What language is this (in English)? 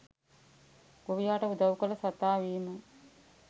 Sinhala